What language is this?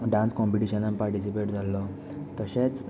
Konkani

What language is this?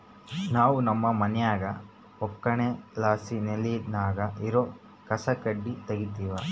Kannada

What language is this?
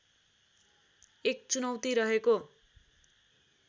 Nepali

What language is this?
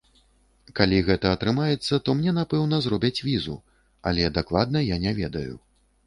Belarusian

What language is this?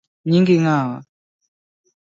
Luo (Kenya and Tanzania)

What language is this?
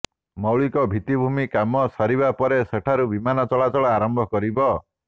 Odia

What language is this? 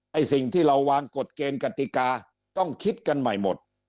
Thai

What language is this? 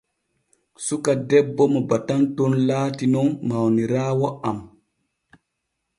Borgu Fulfulde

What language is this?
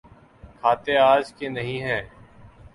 Urdu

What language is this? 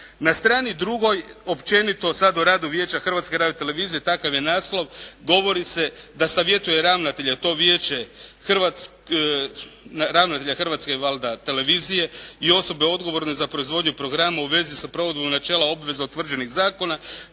Croatian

